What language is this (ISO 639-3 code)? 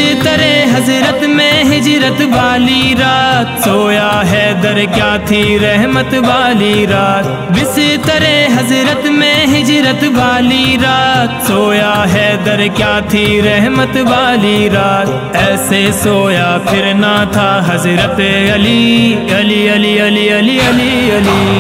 ara